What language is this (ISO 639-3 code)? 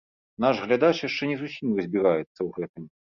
bel